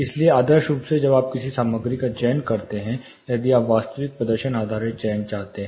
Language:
Hindi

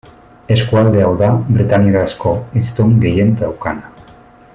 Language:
Basque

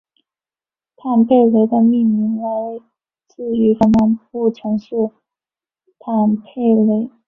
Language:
Chinese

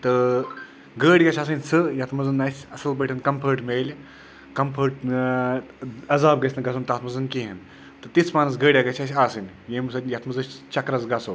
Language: Kashmiri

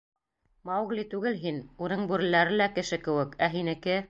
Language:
Bashkir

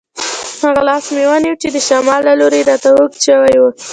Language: Pashto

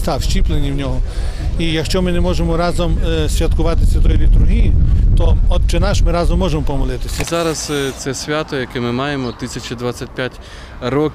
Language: Ukrainian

